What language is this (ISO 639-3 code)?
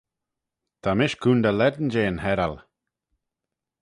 glv